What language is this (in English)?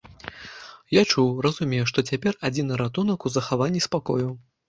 Belarusian